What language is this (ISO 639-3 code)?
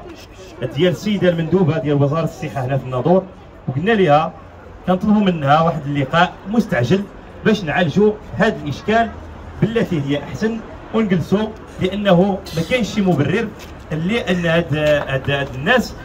ara